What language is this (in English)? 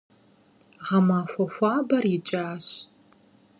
Kabardian